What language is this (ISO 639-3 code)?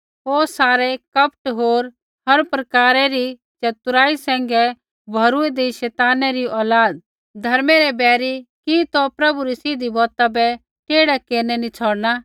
kfx